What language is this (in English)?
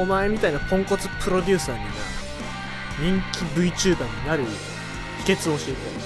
Japanese